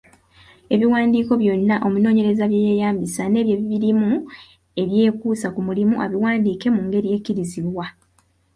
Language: Ganda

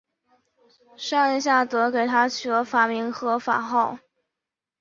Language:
Chinese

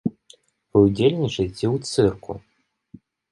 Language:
Belarusian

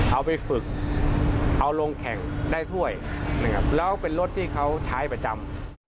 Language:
Thai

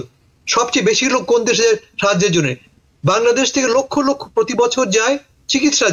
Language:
Bangla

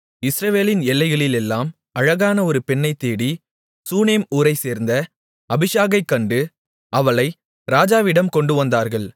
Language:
Tamil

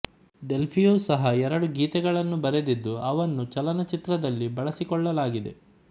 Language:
Kannada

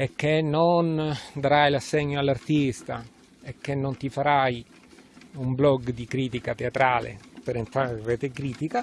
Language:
Italian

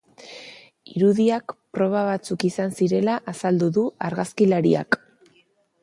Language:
Basque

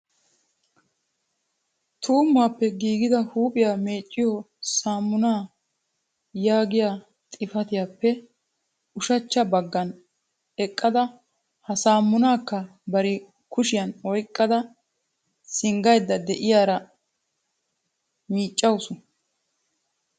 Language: Wolaytta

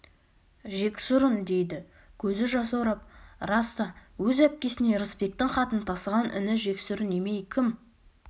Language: Kazakh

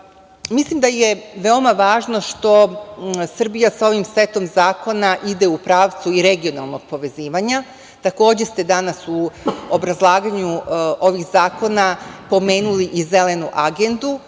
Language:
Serbian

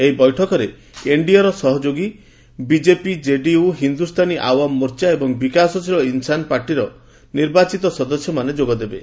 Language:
Odia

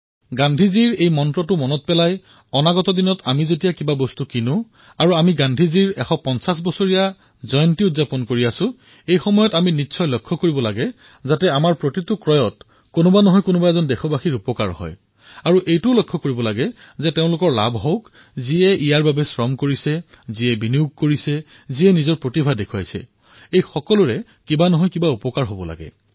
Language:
Assamese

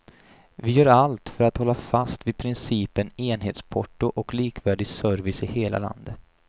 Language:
Swedish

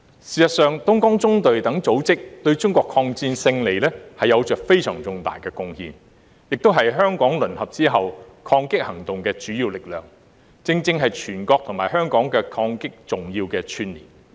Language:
Cantonese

